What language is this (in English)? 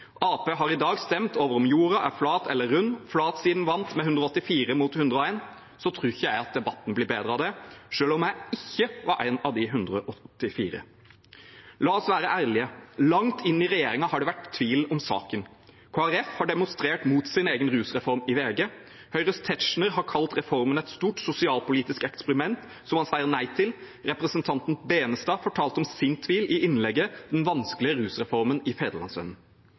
Norwegian Bokmål